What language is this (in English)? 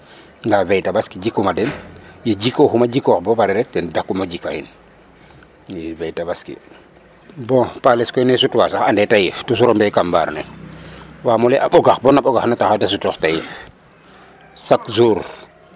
Serer